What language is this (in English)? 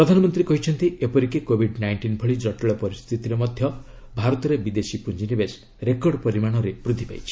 Odia